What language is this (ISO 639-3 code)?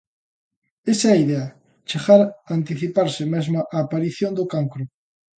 glg